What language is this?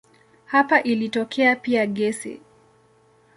Swahili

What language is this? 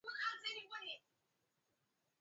Swahili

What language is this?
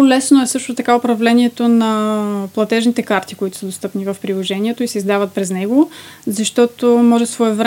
Bulgarian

